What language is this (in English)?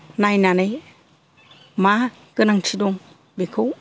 Bodo